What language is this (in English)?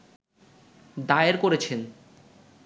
Bangla